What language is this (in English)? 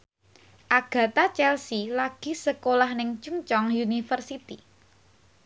Javanese